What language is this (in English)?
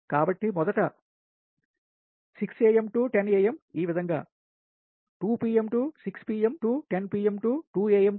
Telugu